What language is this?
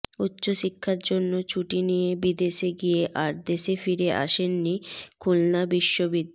Bangla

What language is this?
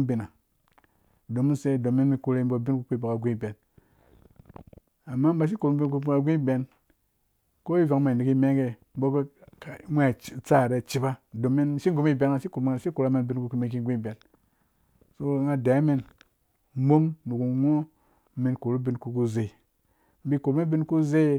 Dũya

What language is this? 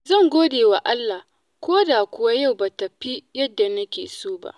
Hausa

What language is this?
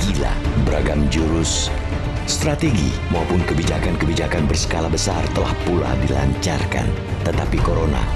Indonesian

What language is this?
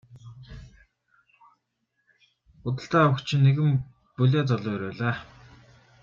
Mongolian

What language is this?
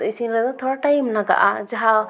Santali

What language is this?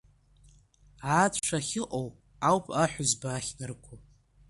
Abkhazian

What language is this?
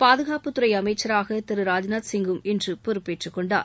Tamil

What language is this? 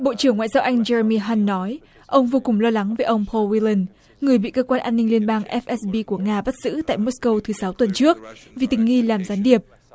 Vietnamese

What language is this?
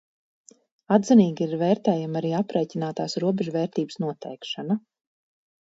Latvian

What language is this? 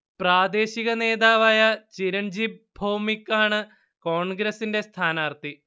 Malayalam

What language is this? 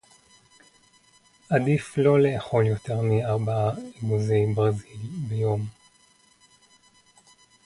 Hebrew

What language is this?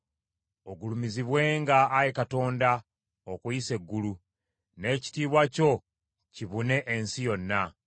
Ganda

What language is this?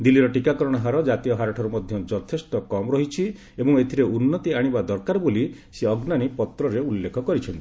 Odia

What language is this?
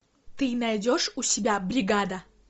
Russian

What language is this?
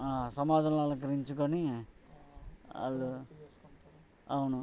Telugu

